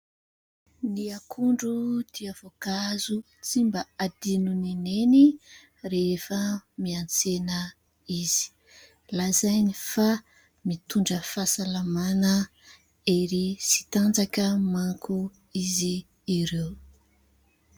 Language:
Malagasy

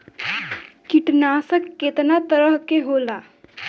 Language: Bhojpuri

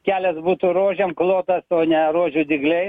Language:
Lithuanian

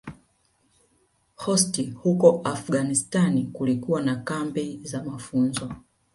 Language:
Swahili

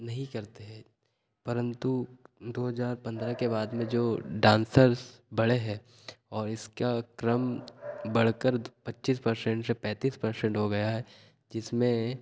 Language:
Hindi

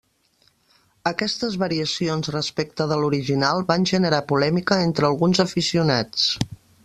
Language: Catalan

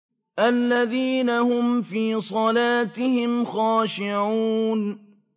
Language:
Arabic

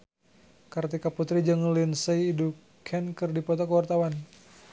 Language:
Sundanese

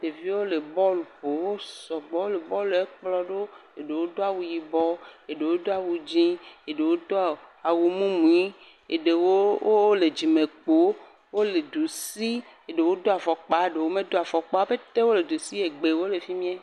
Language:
Ewe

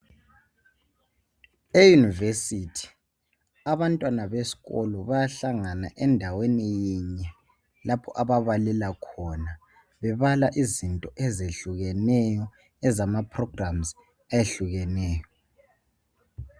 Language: North Ndebele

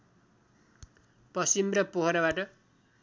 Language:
Nepali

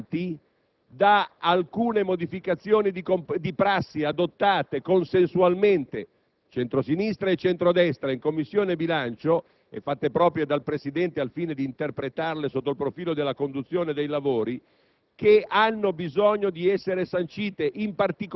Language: Italian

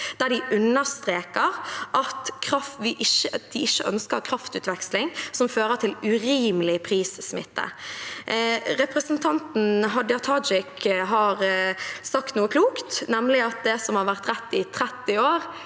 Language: Norwegian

